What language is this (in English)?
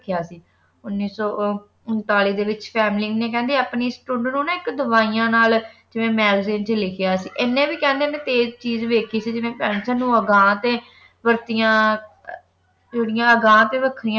Punjabi